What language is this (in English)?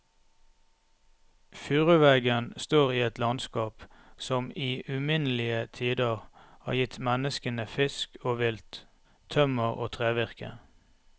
Norwegian